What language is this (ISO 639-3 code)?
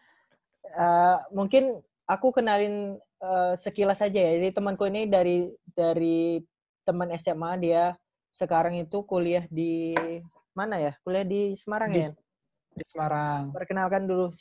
ind